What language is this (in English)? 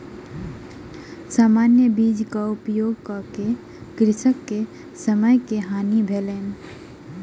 Maithili